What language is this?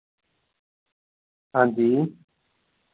Dogri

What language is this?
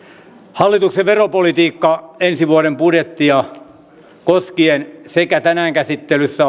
Finnish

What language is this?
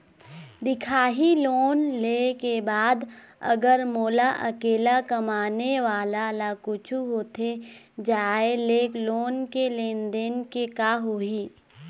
Chhattisgarhi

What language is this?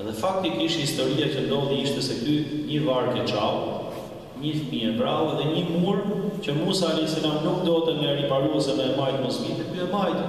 Ukrainian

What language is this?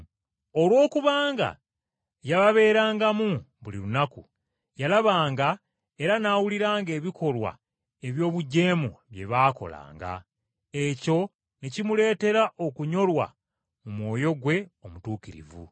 Ganda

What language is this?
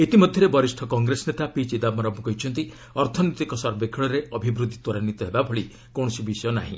Odia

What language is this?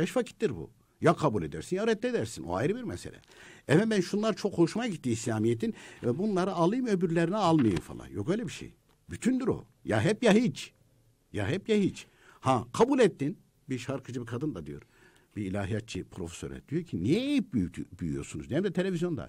Turkish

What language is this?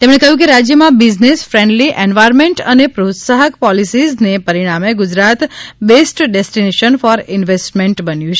Gujarati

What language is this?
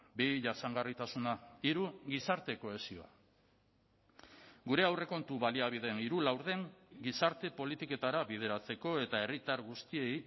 Basque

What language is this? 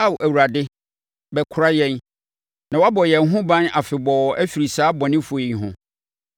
Akan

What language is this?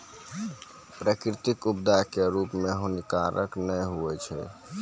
Maithili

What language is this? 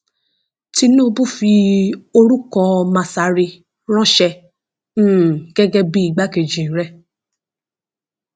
Yoruba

